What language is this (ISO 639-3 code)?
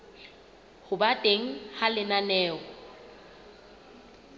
sot